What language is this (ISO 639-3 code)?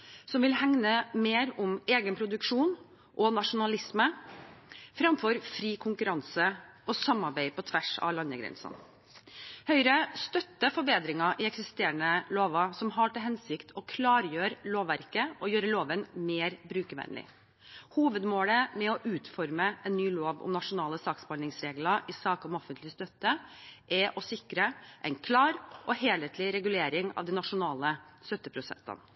nob